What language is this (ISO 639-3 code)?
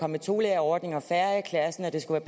dan